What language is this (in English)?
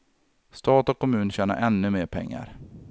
Swedish